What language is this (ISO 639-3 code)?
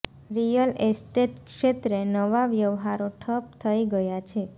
guj